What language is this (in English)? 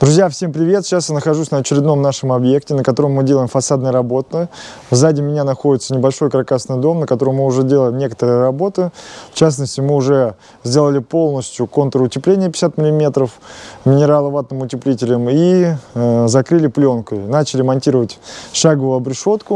Russian